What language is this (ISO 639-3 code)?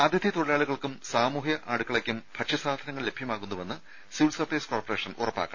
mal